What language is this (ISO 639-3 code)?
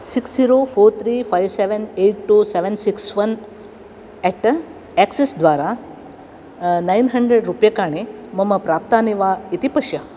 san